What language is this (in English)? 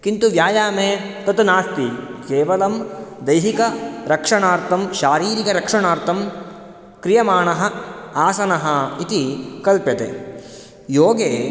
Sanskrit